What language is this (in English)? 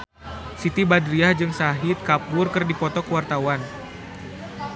Sundanese